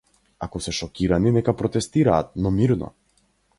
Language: Macedonian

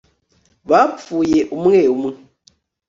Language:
Kinyarwanda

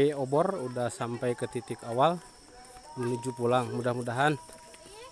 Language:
Indonesian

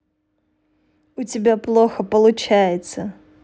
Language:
Russian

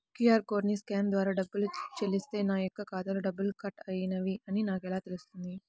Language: Telugu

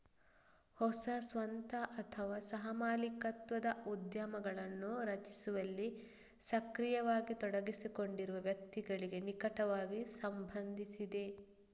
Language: Kannada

